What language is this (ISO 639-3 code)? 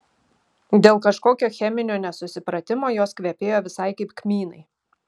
lit